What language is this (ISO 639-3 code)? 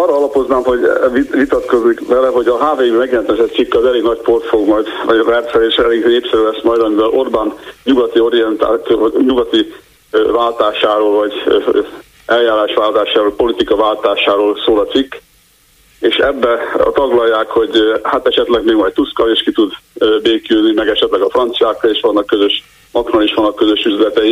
hun